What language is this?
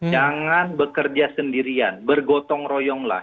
Indonesian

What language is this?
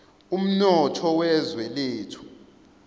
Zulu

